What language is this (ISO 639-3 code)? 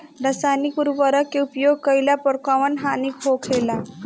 bho